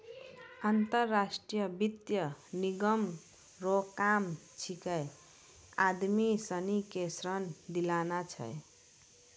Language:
Maithili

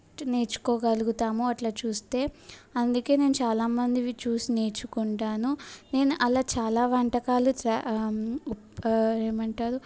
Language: Telugu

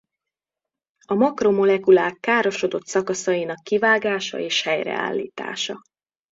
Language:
Hungarian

